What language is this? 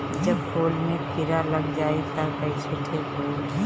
Bhojpuri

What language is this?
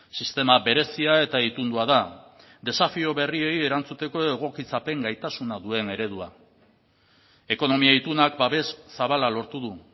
Basque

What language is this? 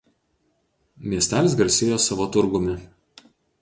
Lithuanian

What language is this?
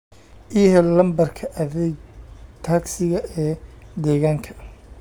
Somali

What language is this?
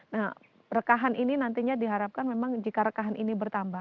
Indonesian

